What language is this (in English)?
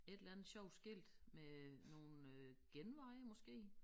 Danish